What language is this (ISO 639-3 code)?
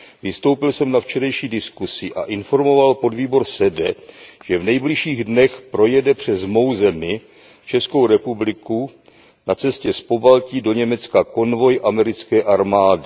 ces